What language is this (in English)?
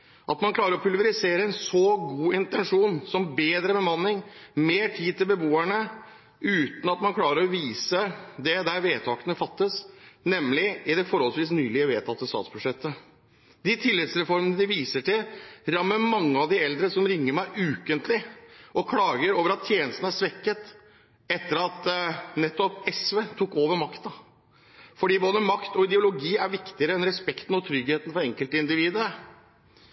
Norwegian Bokmål